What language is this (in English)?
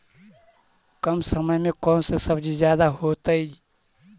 Magahi